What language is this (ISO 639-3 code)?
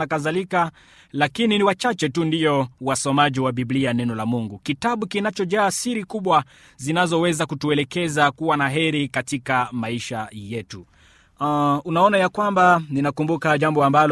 swa